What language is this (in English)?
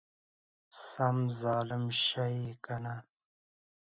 Pashto